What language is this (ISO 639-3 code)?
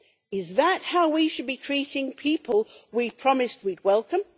eng